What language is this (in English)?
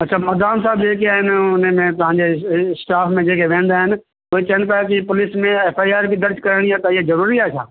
Sindhi